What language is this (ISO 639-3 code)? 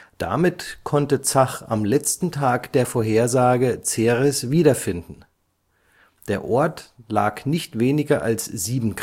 deu